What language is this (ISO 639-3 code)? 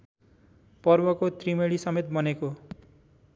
nep